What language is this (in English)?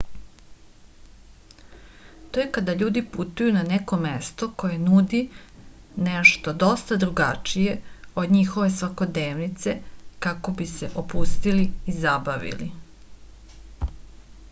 Serbian